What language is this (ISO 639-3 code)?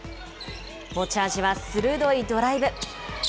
jpn